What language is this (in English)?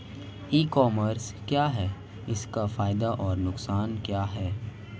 Hindi